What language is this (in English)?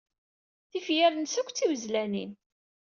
Kabyle